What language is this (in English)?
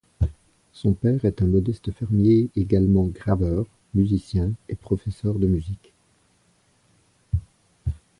French